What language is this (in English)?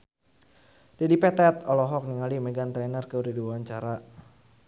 Sundanese